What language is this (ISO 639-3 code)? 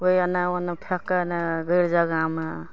mai